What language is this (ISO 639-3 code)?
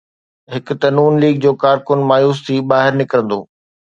snd